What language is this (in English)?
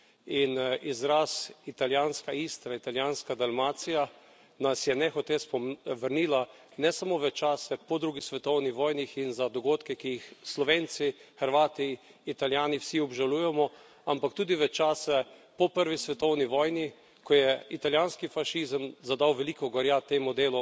Slovenian